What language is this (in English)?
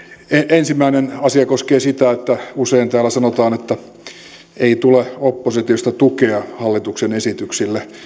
Finnish